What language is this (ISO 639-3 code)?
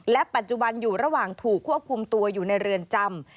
tha